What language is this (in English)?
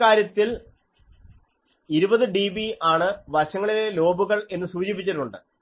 Malayalam